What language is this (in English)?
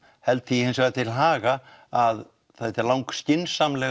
Icelandic